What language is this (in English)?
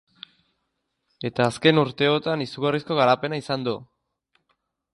Basque